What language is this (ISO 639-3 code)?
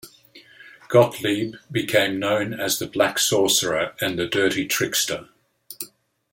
eng